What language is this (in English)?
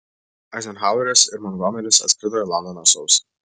Lithuanian